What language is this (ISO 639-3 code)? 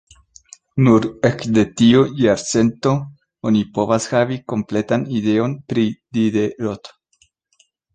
epo